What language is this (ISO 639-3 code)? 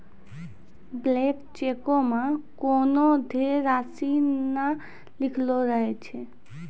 mai